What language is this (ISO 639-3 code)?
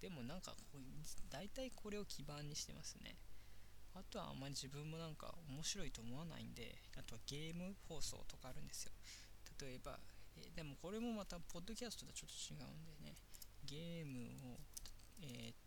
jpn